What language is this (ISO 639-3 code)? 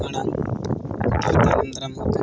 sat